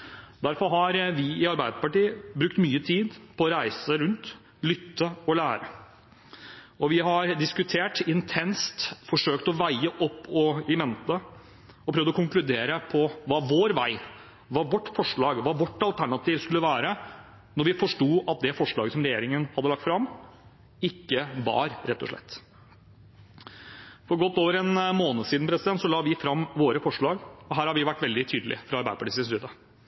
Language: Norwegian Bokmål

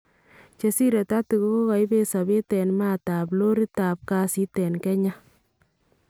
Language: Kalenjin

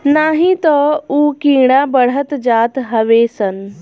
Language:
Bhojpuri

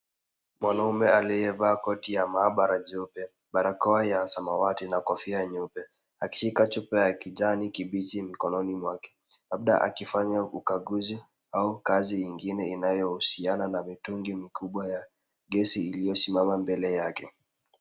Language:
Swahili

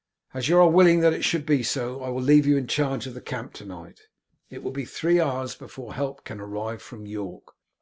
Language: English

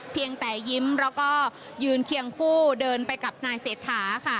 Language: Thai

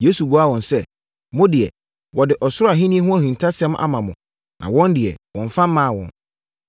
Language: Akan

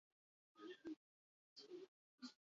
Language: Basque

